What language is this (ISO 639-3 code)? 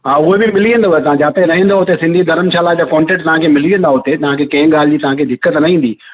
snd